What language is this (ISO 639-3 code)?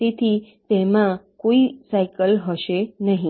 guj